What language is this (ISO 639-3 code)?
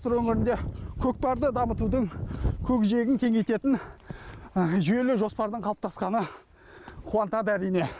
kaz